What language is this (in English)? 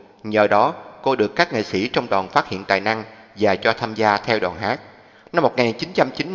Vietnamese